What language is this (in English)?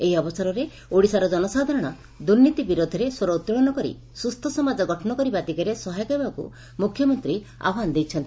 Odia